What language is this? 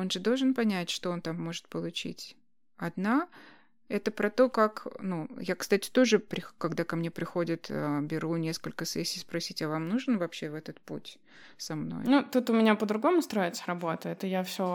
Russian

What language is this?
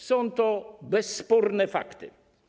Polish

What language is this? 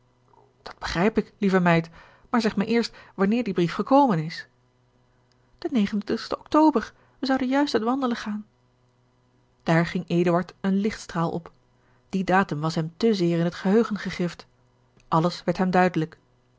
Dutch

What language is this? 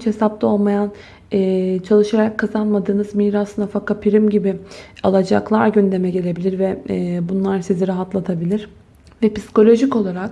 Turkish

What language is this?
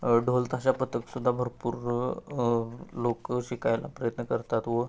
Marathi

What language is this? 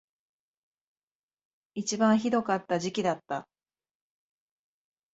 Japanese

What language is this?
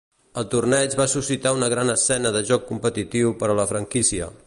Catalan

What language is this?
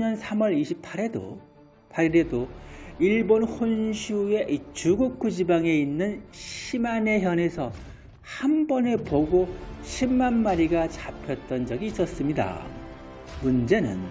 Korean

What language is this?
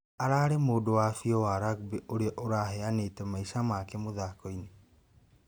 Kikuyu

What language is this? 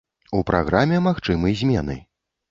Belarusian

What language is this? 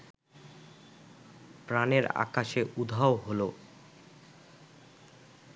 Bangla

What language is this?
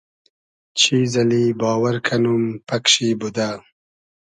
Hazaragi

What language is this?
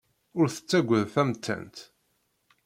Kabyle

